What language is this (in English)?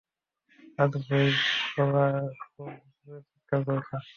Bangla